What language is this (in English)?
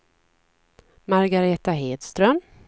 Swedish